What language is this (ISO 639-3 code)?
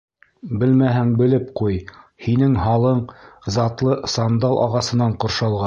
bak